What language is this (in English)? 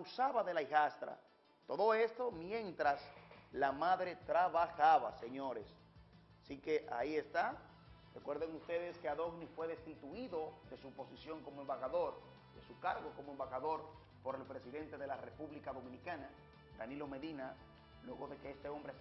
Spanish